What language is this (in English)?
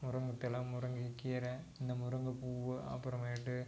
Tamil